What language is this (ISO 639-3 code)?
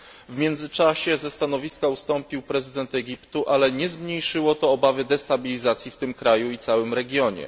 pol